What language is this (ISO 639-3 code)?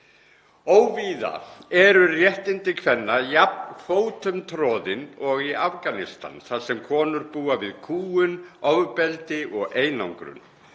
isl